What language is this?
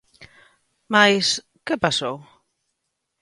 Galician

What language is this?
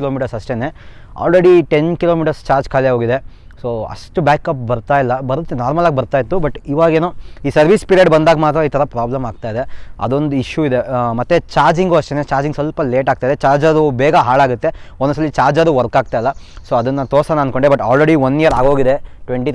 Kannada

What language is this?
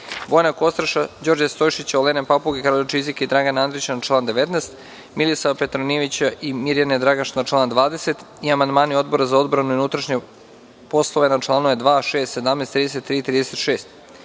Serbian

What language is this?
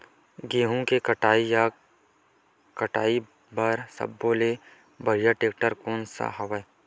Chhattisgarhi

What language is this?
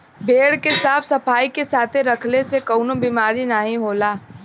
Bhojpuri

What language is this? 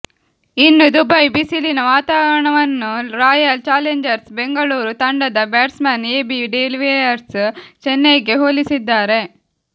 Kannada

